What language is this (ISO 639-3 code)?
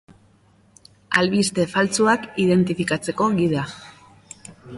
eus